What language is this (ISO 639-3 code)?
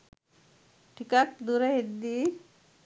sin